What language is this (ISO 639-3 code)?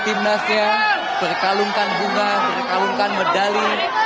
ind